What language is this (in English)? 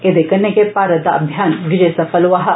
Dogri